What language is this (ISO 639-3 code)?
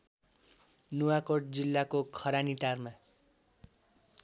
nep